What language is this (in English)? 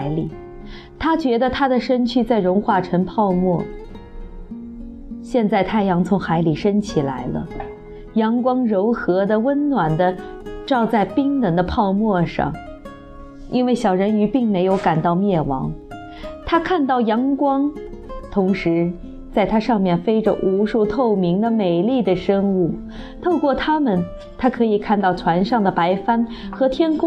Chinese